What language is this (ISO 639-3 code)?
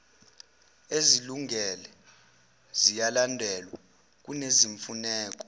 zul